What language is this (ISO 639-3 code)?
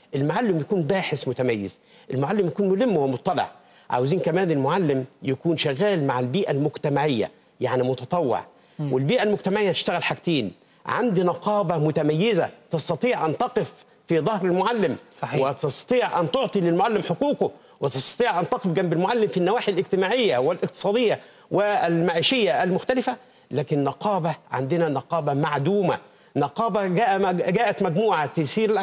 ara